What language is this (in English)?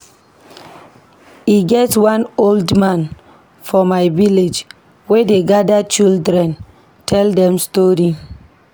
Nigerian Pidgin